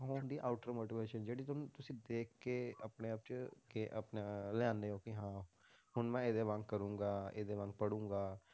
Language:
Punjabi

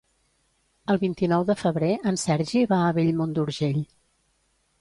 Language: Catalan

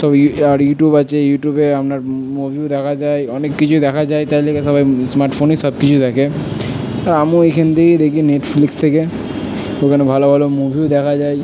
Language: Bangla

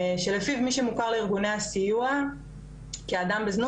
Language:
Hebrew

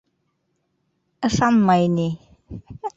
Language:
Bashkir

